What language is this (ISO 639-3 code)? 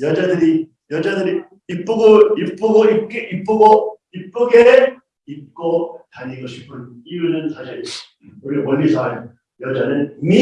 kor